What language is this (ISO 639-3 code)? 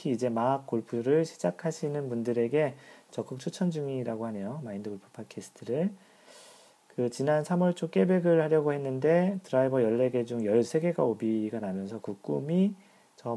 kor